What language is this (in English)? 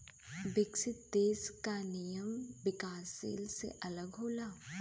Bhojpuri